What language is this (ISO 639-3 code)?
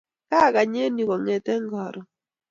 kln